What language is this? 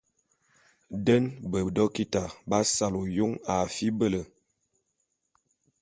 Bulu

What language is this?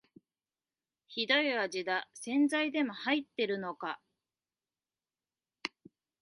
Japanese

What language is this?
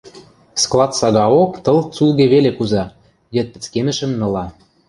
Western Mari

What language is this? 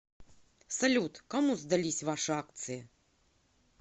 Russian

